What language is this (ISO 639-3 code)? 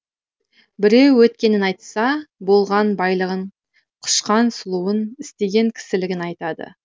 kaz